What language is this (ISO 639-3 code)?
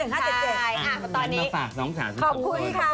tha